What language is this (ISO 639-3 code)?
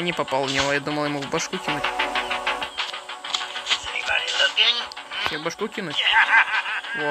rus